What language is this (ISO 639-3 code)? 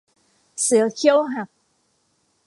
tha